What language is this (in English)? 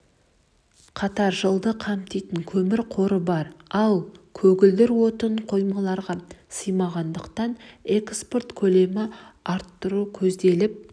Kazakh